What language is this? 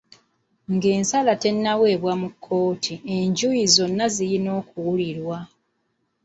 Ganda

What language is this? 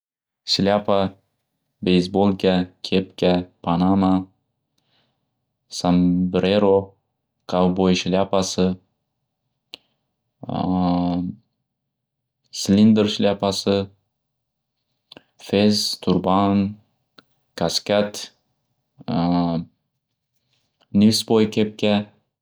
Uzbek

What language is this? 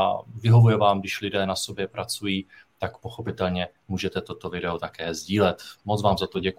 Czech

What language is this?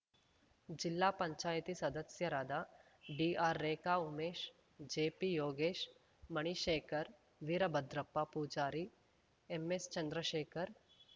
Kannada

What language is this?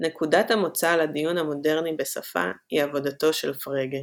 Hebrew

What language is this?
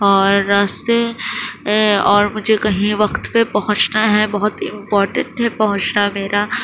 Urdu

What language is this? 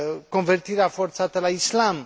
Romanian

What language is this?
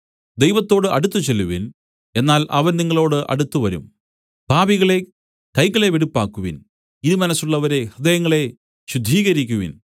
Malayalam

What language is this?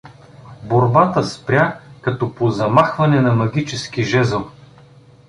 Bulgarian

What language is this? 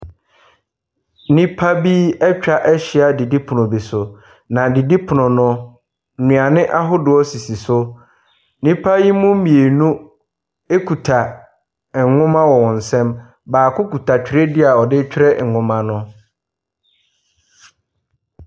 Akan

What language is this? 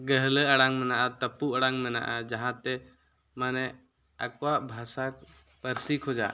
Santali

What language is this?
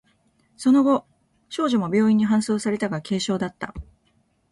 Japanese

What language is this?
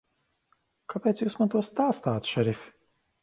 Latvian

